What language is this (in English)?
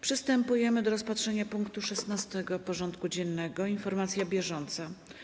Polish